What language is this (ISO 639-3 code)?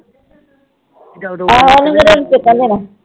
pan